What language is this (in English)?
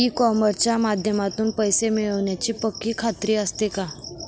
Marathi